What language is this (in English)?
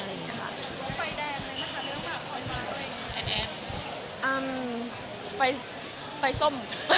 Thai